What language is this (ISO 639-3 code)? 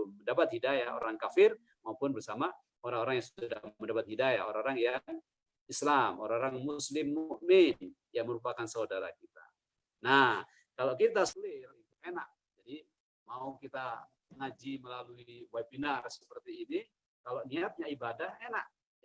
ind